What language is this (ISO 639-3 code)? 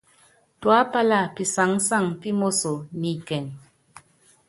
yav